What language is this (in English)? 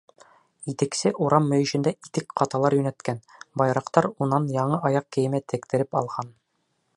Bashkir